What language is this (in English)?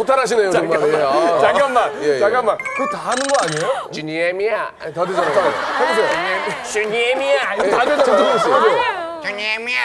Korean